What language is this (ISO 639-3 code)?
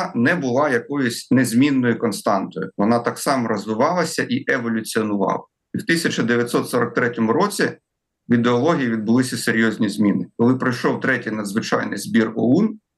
ukr